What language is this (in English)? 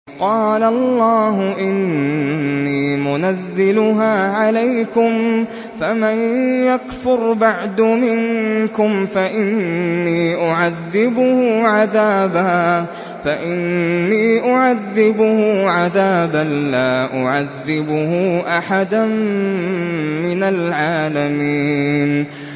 Arabic